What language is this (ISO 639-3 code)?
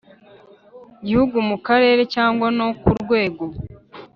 kin